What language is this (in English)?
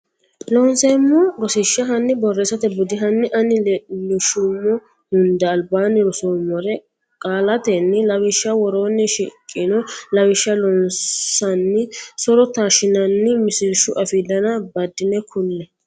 Sidamo